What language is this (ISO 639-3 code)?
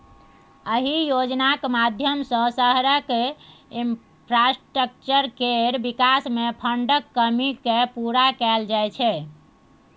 mai